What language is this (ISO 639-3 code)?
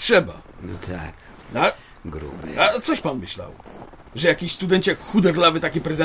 pol